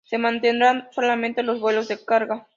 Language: Spanish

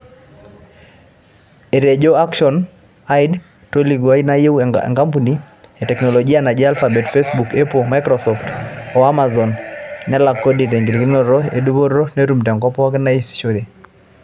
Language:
Masai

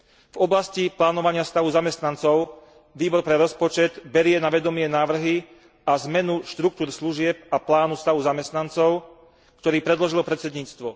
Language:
Slovak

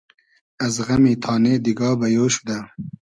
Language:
Hazaragi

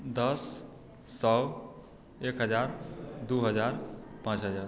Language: Maithili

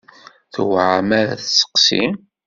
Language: Kabyle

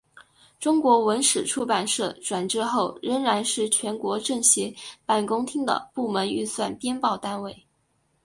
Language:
Chinese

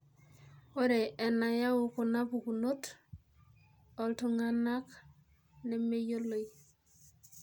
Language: Masai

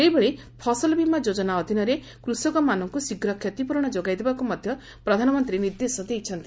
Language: Odia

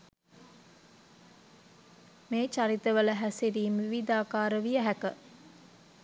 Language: Sinhala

